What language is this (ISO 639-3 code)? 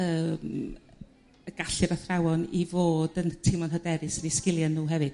cym